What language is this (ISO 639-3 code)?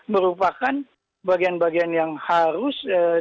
ind